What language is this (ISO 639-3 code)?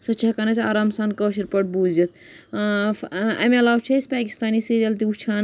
kas